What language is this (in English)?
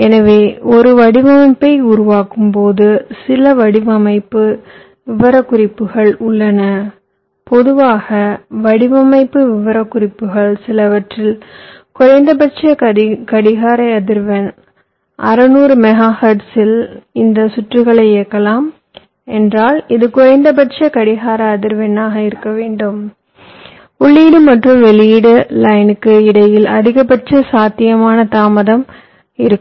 Tamil